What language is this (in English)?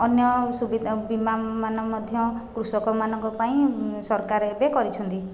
Odia